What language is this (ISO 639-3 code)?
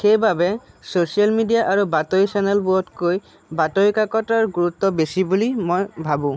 asm